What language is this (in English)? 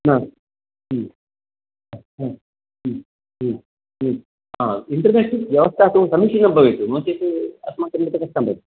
Sanskrit